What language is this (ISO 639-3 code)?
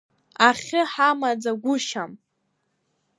abk